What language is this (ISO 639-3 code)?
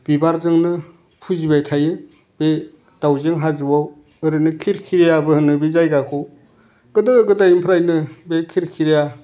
brx